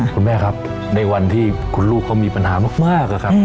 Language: Thai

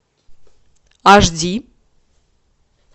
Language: Russian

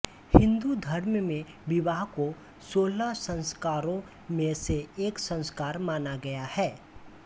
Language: Hindi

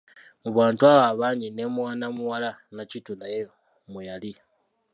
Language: Ganda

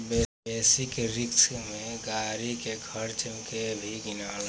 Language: Bhojpuri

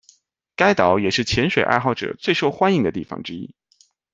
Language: Chinese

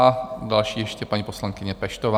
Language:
Czech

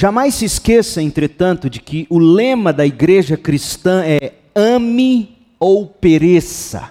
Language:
Portuguese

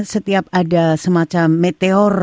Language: Indonesian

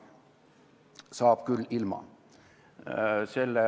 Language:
Estonian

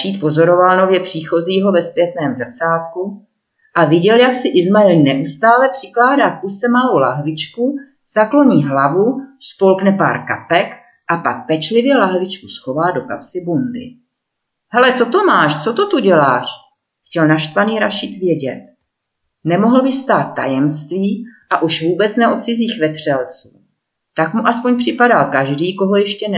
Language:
Czech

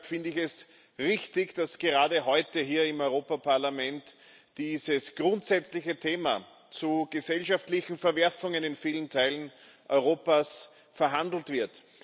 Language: German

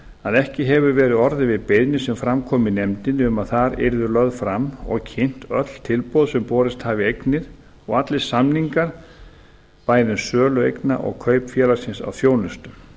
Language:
Icelandic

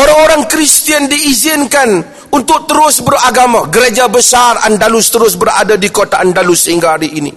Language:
Malay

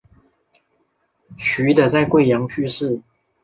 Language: Chinese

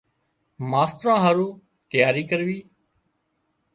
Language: Wadiyara Koli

